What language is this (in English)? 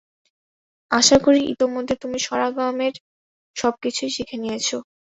Bangla